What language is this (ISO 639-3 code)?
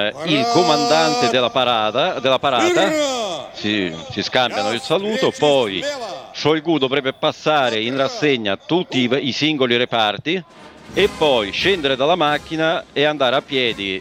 ita